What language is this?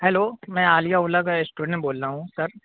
Urdu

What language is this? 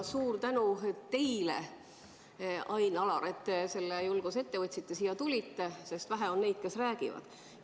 Estonian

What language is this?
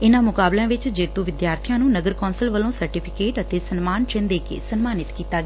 Punjabi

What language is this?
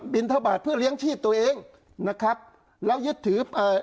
Thai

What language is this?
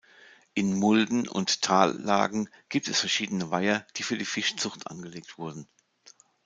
German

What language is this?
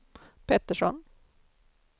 Swedish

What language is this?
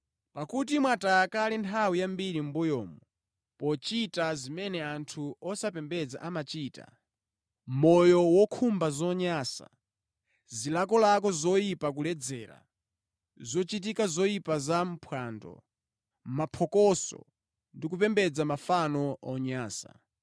Nyanja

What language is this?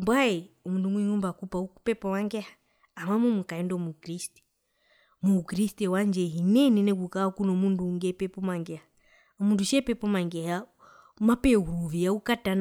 Herero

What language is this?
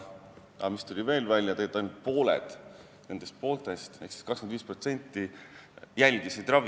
Estonian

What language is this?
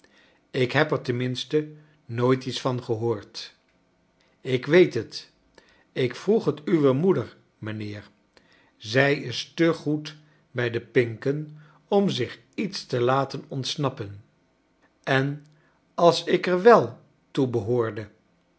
Dutch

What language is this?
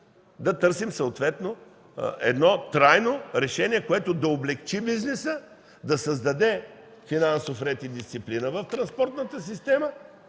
Bulgarian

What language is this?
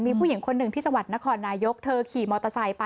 Thai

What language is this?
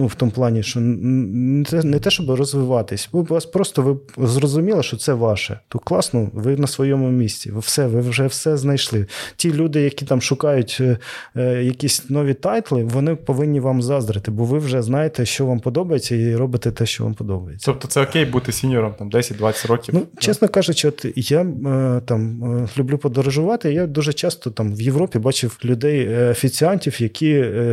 Ukrainian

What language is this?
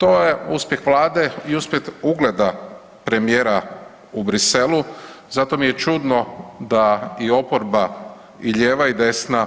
Croatian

